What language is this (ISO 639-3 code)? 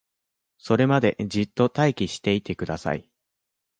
jpn